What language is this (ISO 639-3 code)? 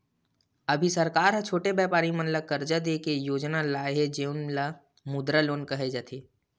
hne